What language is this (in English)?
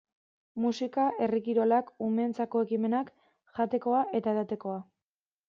Basque